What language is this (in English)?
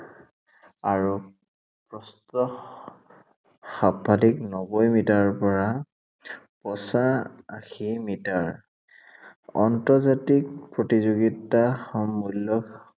Assamese